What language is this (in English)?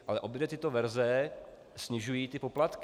Czech